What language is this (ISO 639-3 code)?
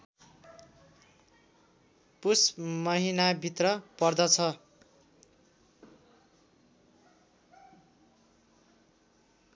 nep